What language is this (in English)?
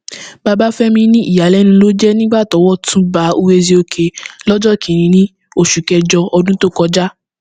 Yoruba